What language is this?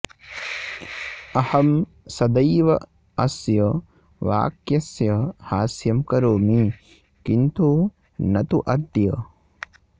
Sanskrit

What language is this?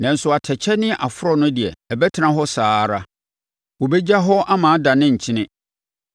Akan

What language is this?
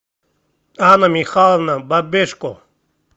Russian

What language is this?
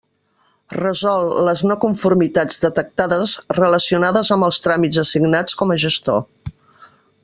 Catalan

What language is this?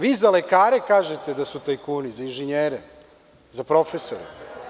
Serbian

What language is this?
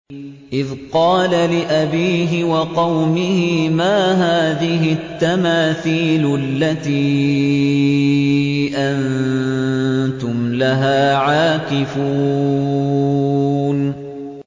Arabic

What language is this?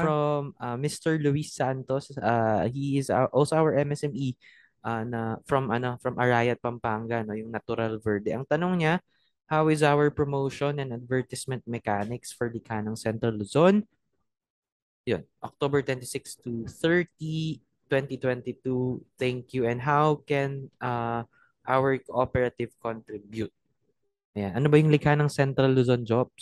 Filipino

